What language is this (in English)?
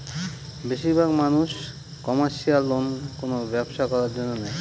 Bangla